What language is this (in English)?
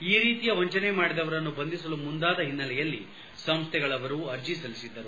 Kannada